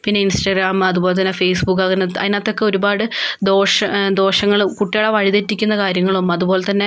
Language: Malayalam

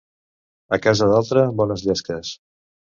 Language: Catalan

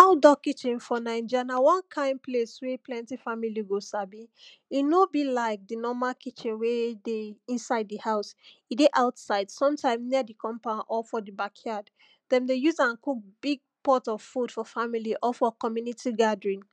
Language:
Nigerian Pidgin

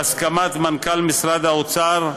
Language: Hebrew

